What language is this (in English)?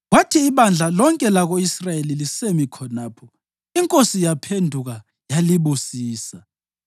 North Ndebele